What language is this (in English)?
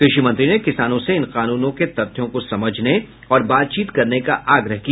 Hindi